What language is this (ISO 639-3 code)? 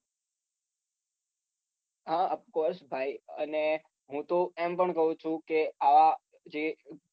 guj